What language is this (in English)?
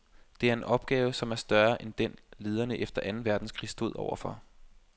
Danish